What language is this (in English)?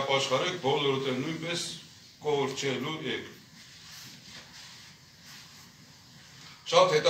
Turkish